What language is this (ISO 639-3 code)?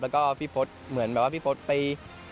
tha